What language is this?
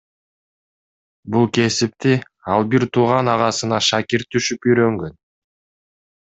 Kyrgyz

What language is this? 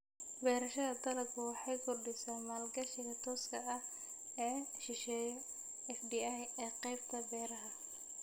Somali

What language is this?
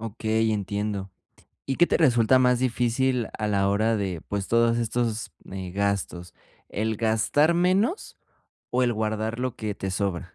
Spanish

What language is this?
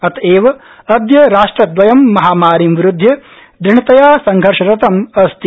Sanskrit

